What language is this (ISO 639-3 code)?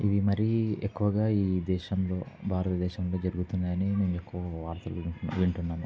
tel